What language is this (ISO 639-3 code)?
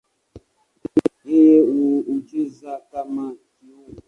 swa